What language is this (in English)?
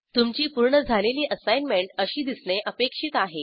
Marathi